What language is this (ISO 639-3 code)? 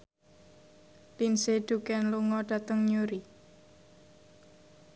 jav